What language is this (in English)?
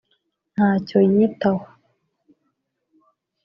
Kinyarwanda